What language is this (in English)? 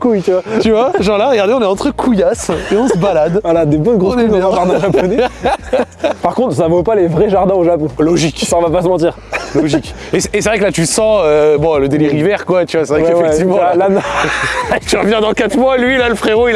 French